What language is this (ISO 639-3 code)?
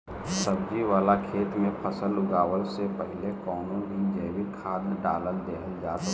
bho